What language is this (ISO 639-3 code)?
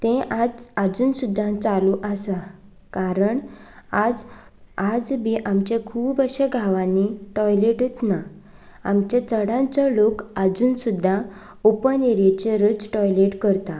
kok